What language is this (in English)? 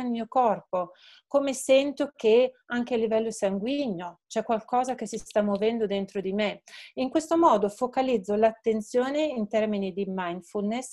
Italian